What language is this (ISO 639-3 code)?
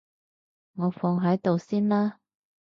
yue